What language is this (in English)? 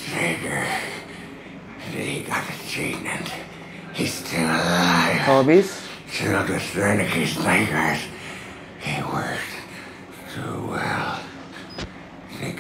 Arabic